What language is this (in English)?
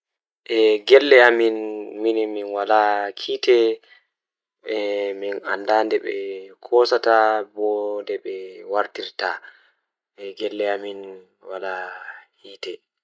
Fula